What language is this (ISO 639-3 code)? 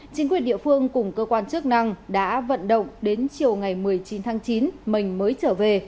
vie